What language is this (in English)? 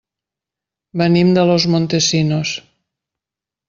Catalan